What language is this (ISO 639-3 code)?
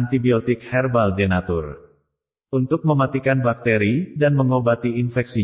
ind